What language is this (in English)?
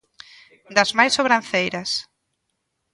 Galician